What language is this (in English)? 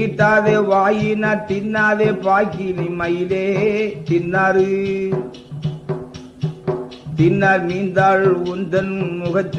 Tamil